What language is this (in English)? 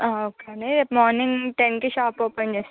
Telugu